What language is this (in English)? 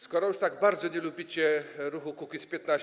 Polish